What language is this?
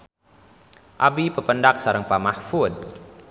Sundanese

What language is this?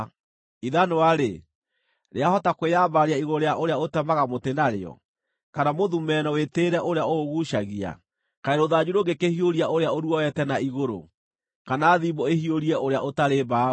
Kikuyu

